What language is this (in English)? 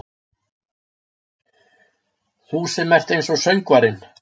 Icelandic